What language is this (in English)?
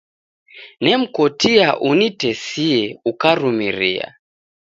Taita